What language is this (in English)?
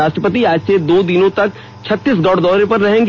Hindi